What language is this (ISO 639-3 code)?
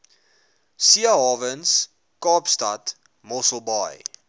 afr